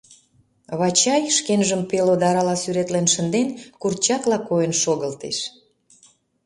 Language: Mari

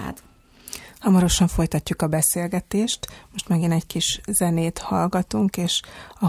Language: Hungarian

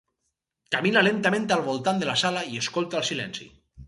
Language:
Catalan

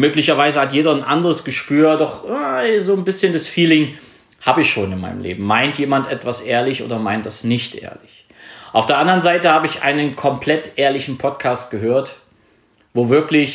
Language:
German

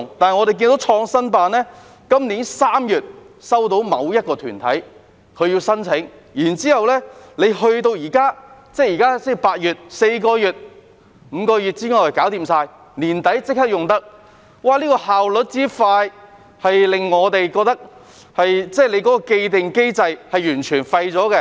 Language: Cantonese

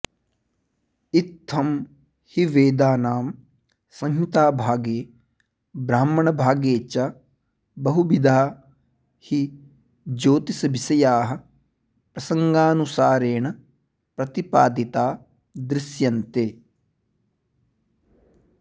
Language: Sanskrit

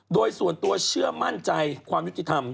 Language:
Thai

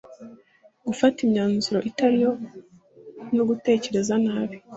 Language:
Kinyarwanda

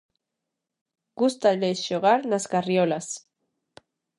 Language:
Galician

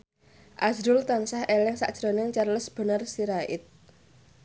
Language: Javanese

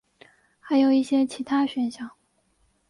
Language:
Chinese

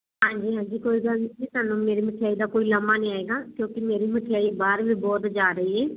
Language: Punjabi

